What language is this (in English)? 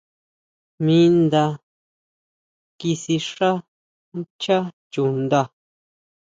Huautla Mazatec